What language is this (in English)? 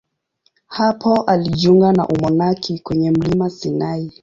Swahili